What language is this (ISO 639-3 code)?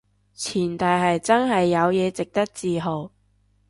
yue